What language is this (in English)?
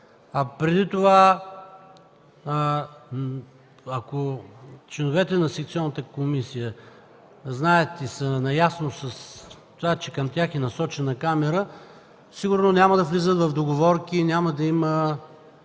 Bulgarian